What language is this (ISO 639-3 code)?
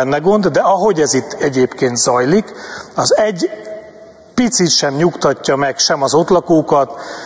hun